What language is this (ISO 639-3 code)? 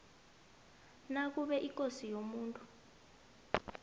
nbl